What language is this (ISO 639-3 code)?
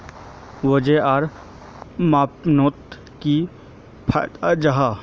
mag